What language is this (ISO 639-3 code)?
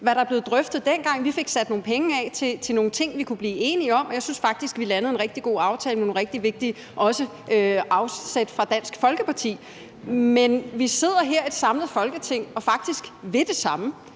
dan